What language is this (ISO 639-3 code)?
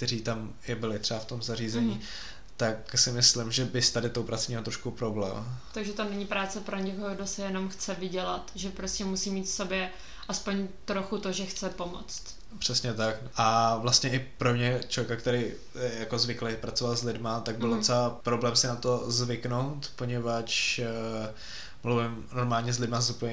ces